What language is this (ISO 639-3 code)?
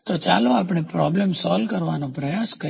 guj